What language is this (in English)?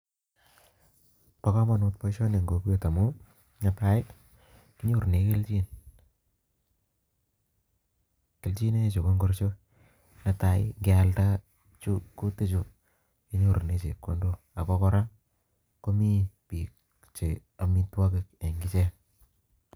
Kalenjin